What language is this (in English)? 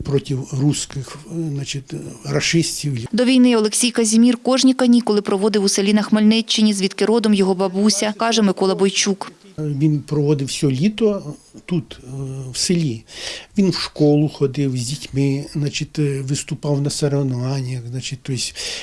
Ukrainian